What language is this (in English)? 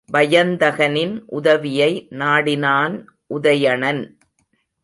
Tamil